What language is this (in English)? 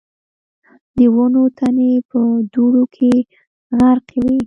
Pashto